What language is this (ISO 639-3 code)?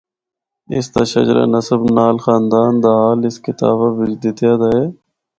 hno